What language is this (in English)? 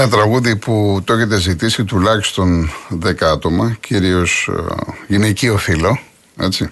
Greek